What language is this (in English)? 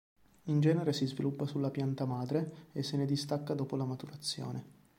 Italian